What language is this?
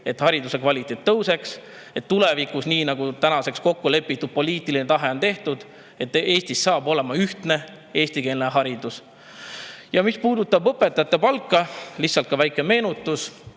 Estonian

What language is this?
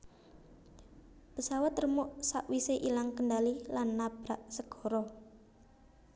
Javanese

